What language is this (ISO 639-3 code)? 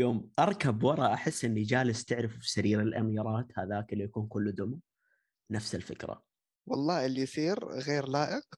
ara